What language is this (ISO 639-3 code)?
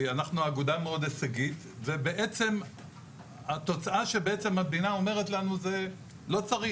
heb